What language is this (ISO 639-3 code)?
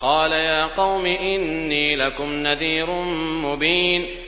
ara